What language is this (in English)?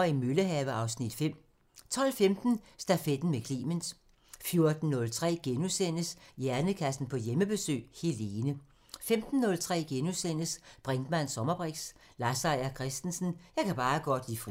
Danish